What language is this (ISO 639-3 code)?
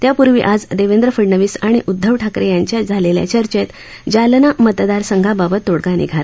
mar